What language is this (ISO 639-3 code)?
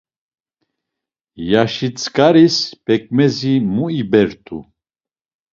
lzz